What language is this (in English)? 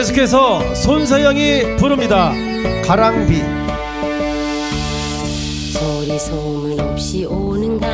Korean